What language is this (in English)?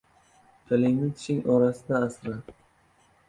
Uzbek